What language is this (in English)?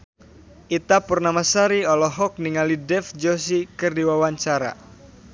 Sundanese